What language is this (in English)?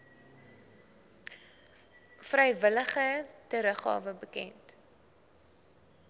Afrikaans